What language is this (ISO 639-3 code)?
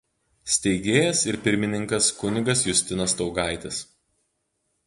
lit